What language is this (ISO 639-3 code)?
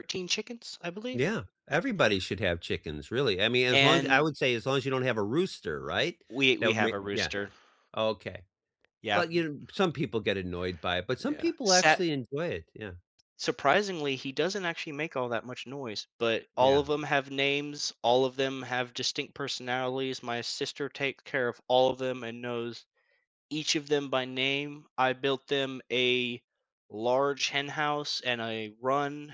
eng